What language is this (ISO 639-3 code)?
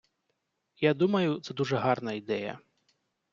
ukr